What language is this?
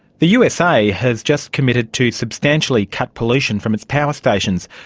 English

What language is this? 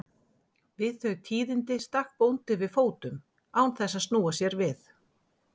Icelandic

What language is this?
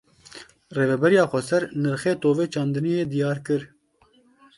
Kurdish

